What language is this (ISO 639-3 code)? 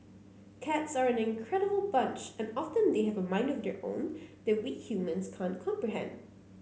eng